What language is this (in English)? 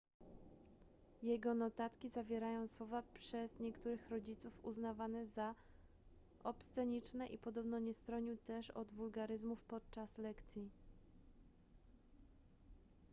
Polish